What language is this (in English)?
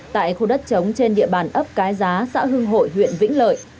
Vietnamese